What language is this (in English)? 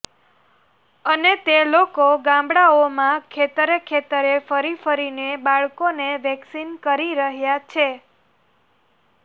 Gujarati